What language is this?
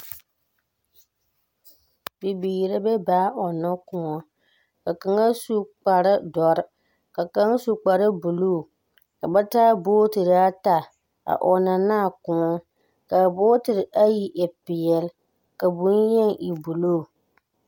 Southern Dagaare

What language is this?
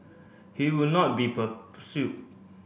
English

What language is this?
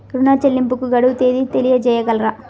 Telugu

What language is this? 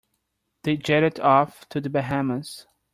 English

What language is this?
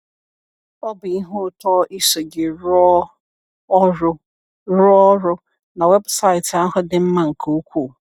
Igbo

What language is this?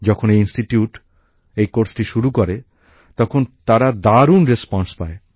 Bangla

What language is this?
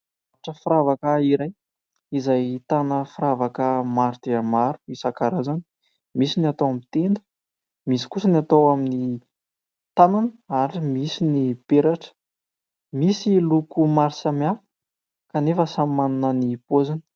Malagasy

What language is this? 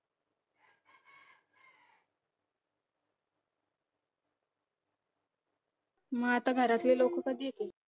Marathi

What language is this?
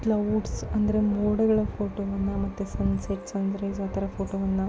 Kannada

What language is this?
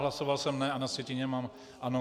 Czech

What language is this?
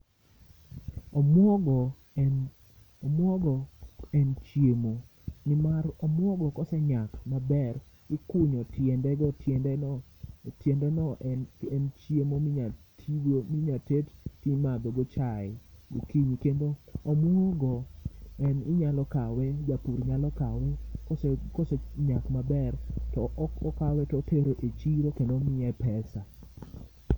Luo (Kenya and Tanzania)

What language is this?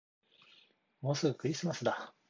Japanese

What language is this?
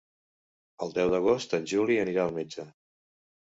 Catalan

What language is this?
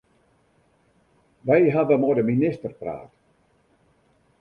Western Frisian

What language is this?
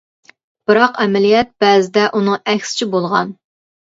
Uyghur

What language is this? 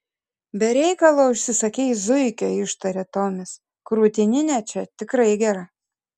Lithuanian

